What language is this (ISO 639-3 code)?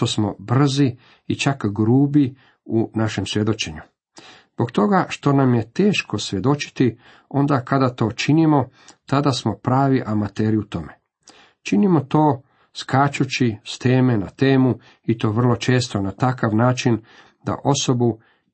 hrv